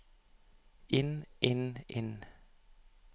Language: Norwegian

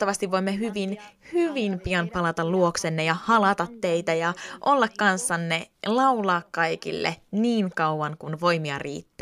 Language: Finnish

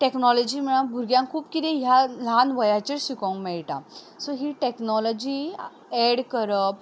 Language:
Konkani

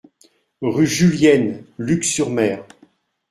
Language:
French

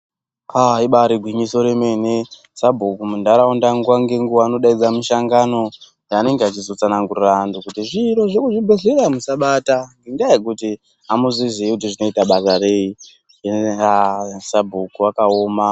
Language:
Ndau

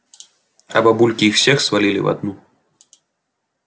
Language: Russian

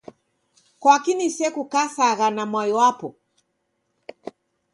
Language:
Taita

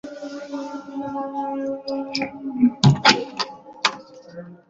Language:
Bangla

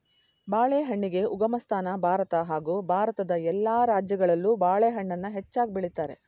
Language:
Kannada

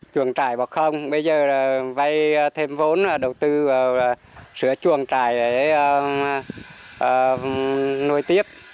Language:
Vietnamese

